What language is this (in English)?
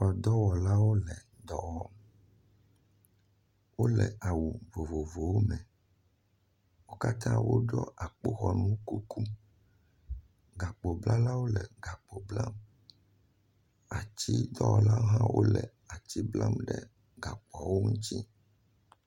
Ewe